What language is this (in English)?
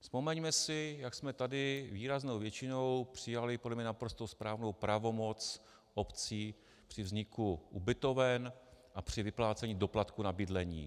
Czech